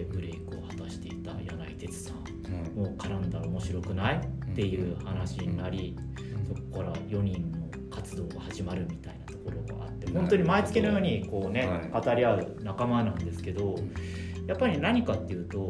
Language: Japanese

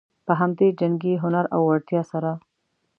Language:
Pashto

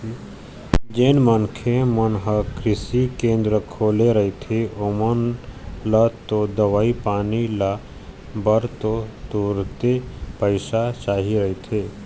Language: Chhattisgarhi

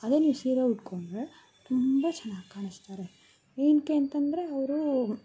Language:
Kannada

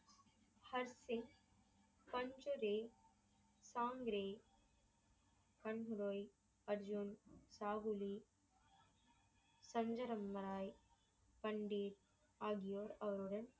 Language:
Tamil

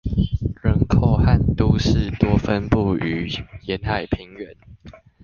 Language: Chinese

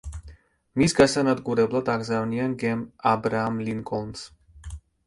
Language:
Georgian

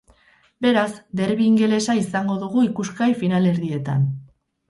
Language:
Basque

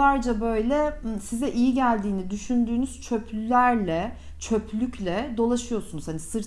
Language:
Turkish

